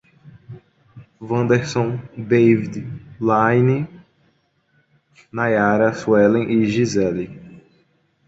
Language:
Portuguese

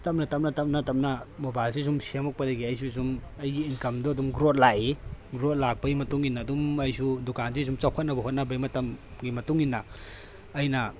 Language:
Manipuri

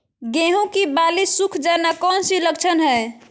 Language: Magahi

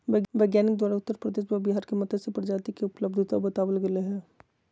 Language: Magahi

